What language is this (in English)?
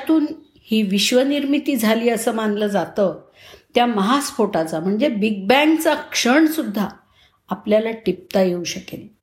Marathi